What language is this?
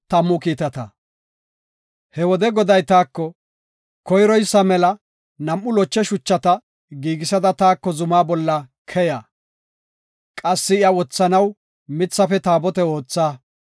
Gofa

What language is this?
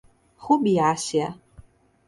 Portuguese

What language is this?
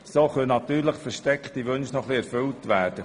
Swiss German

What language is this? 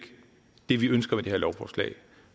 Danish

